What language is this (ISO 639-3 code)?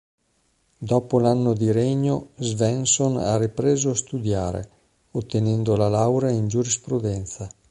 ita